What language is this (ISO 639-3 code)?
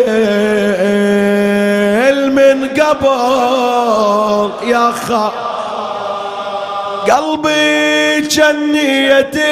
ara